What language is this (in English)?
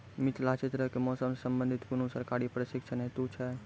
Maithili